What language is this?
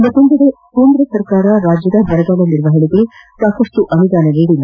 Kannada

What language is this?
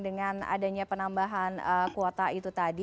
Indonesian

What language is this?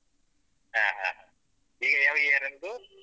Kannada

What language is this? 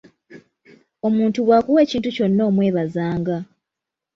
Ganda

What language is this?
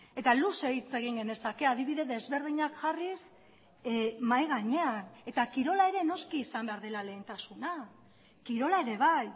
Basque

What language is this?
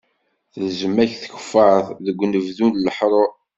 Kabyle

